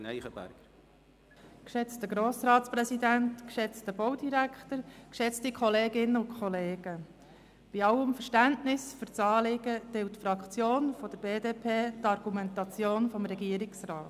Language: Swiss German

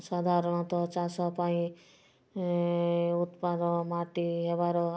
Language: Odia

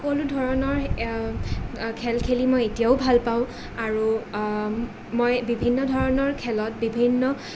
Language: Assamese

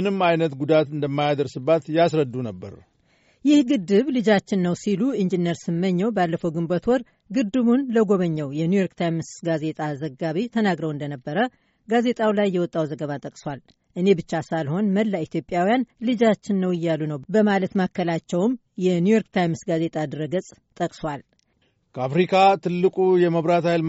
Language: Amharic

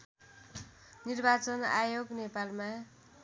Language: Nepali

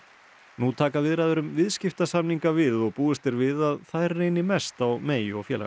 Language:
Icelandic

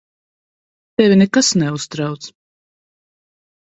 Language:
Latvian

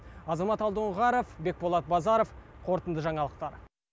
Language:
Kazakh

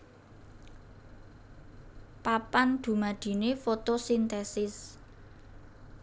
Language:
Javanese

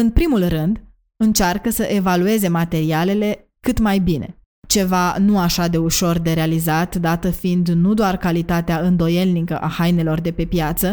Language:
Romanian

